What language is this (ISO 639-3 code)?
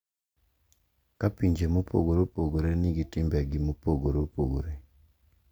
luo